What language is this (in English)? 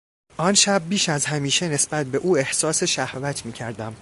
Persian